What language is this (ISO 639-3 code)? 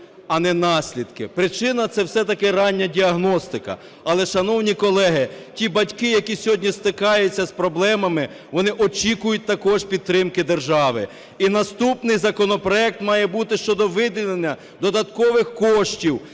ukr